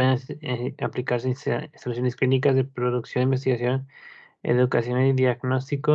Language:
Spanish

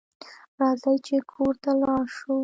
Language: Pashto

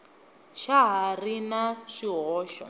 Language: Tsonga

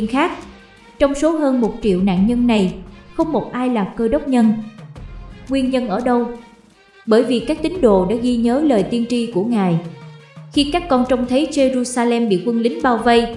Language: Vietnamese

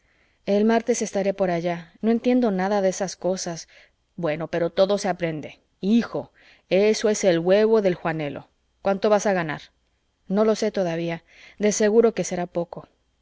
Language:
Spanish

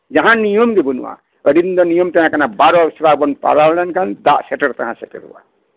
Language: Santali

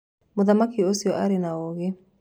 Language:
Kikuyu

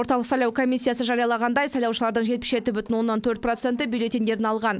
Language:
Kazakh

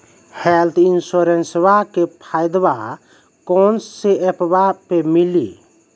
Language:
Maithili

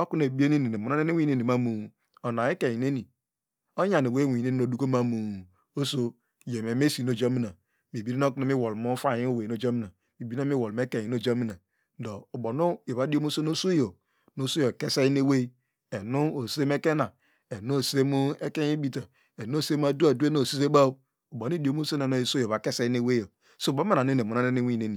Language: Degema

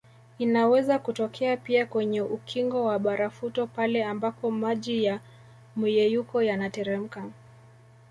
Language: Swahili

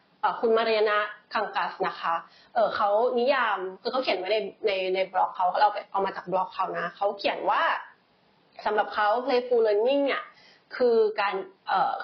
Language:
Thai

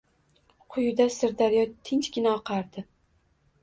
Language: Uzbek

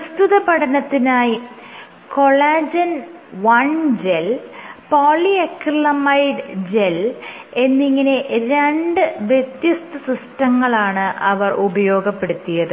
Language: Malayalam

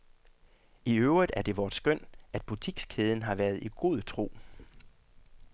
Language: Danish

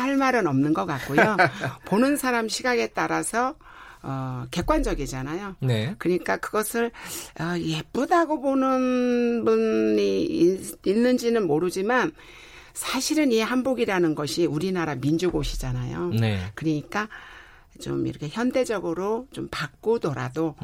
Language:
Korean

